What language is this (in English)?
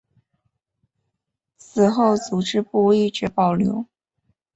Chinese